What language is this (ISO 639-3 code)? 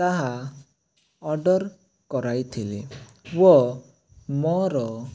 ori